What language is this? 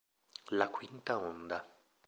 Italian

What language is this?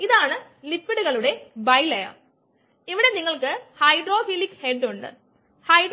Malayalam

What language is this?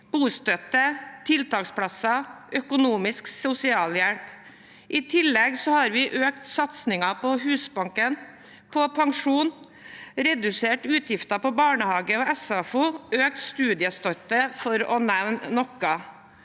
Norwegian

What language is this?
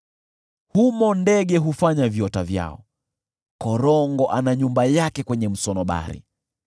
Swahili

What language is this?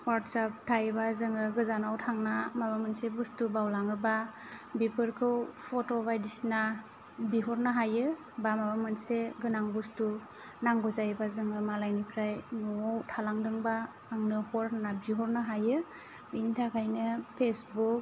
Bodo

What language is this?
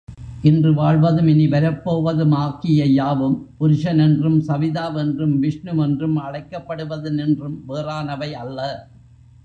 Tamil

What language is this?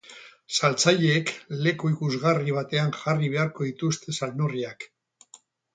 Basque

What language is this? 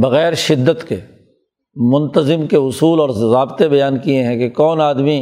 Urdu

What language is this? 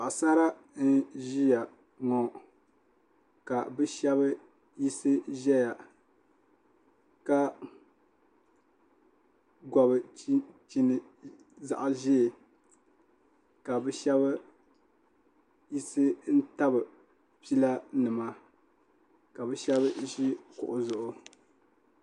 Dagbani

